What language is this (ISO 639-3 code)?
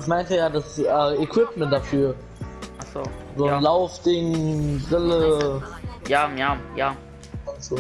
deu